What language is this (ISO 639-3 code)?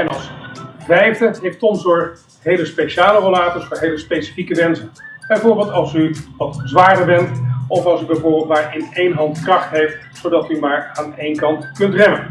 nld